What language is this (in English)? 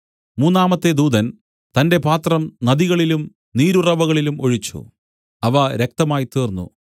Malayalam